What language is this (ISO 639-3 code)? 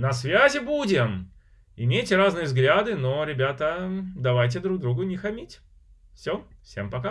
rus